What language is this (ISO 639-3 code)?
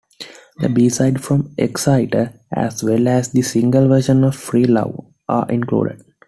eng